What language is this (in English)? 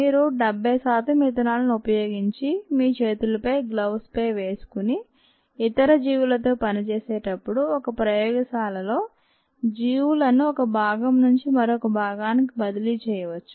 Telugu